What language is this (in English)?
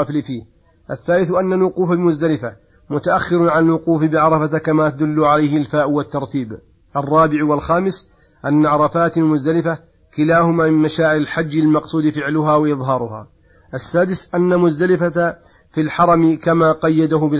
Arabic